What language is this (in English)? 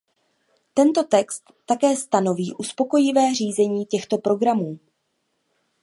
Czech